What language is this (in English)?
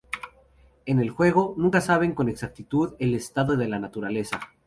Spanish